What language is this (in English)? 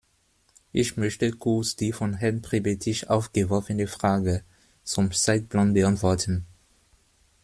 German